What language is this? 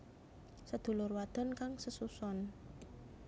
Javanese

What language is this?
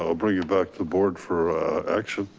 English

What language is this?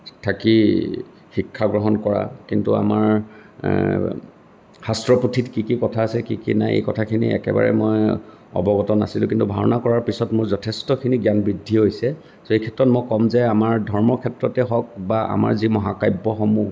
Assamese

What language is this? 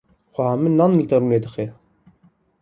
Kurdish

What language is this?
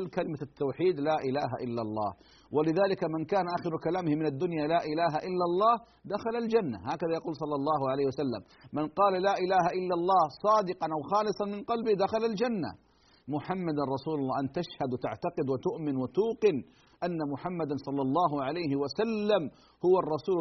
Arabic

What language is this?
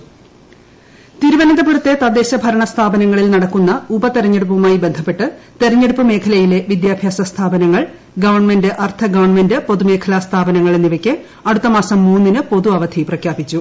Malayalam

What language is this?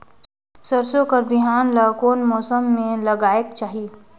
Chhattisgarhi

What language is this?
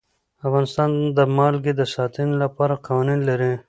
Pashto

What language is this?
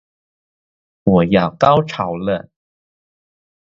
Chinese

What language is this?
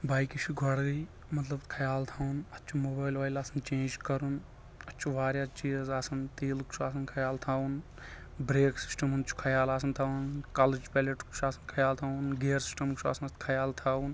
Kashmiri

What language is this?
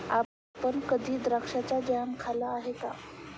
Marathi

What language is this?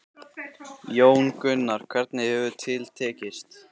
Icelandic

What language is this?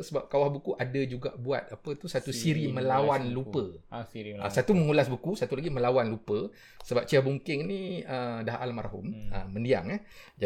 Malay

